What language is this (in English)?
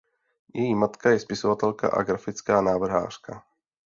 Czech